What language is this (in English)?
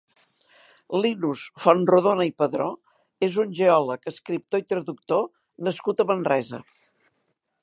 Catalan